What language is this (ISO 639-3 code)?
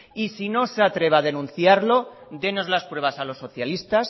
spa